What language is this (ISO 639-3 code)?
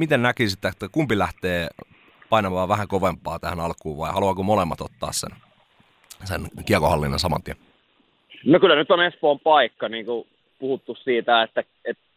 fin